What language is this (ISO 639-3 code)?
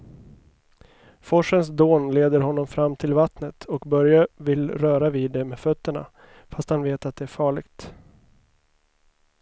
swe